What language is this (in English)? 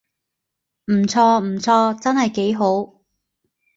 Cantonese